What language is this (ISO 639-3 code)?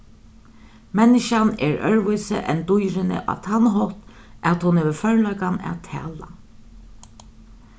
fao